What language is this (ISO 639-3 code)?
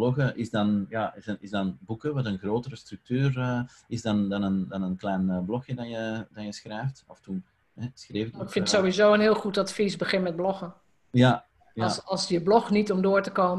nld